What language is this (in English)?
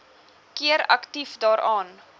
Afrikaans